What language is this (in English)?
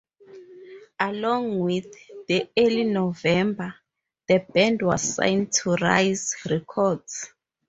English